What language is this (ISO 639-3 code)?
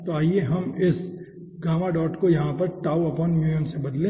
hin